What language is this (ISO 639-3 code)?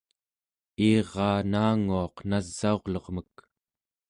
esu